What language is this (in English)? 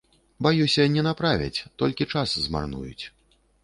Belarusian